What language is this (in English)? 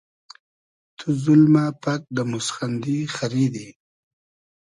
Hazaragi